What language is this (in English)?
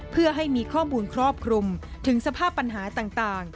Thai